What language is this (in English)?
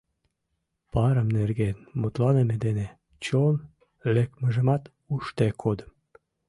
Mari